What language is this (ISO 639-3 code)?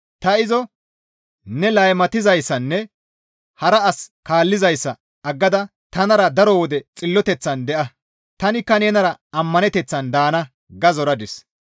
gmv